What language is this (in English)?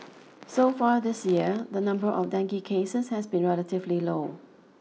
English